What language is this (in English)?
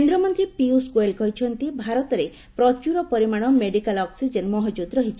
Odia